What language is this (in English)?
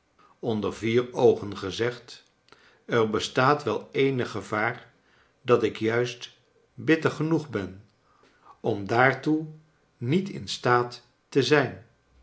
Dutch